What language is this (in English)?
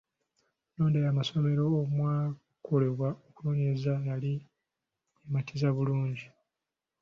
Ganda